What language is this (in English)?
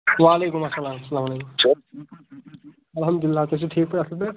Kashmiri